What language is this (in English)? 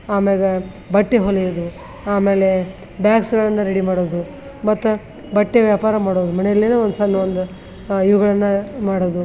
Kannada